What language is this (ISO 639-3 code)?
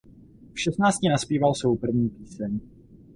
ces